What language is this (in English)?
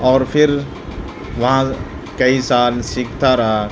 Urdu